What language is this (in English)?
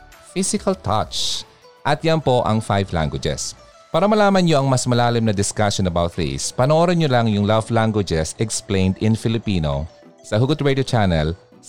Filipino